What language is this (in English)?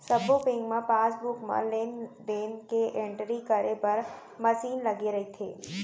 Chhattisgarhi